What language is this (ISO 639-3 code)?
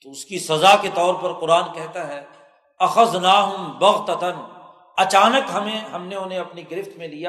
urd